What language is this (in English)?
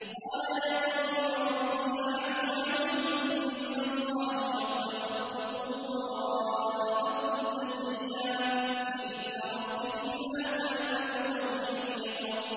Arabic